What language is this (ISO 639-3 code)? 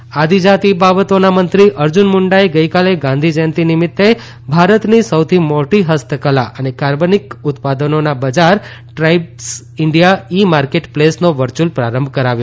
guj